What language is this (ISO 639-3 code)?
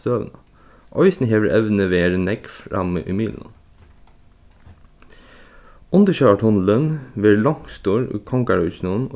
fao